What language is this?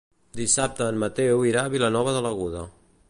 Catalan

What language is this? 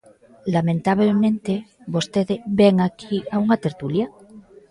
Galician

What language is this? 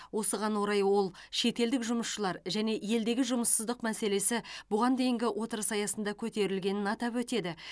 Kazakh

